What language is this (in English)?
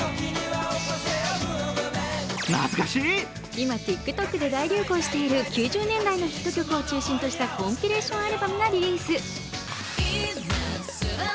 Japanese